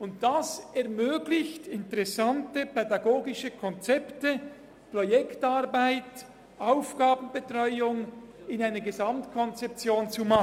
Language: Swiss German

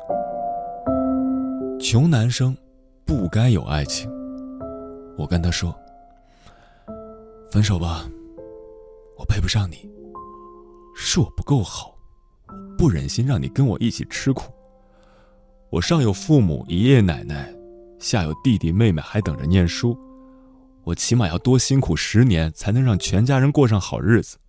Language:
Chinese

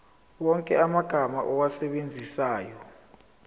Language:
Zulu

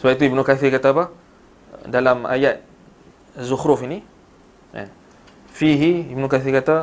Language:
Malay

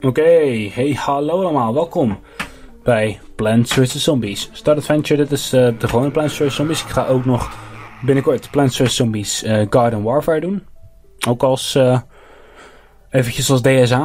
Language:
Dutch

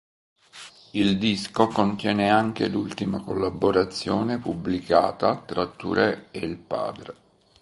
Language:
Italian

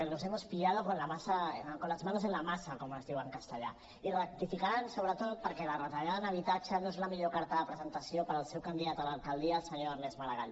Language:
Catalan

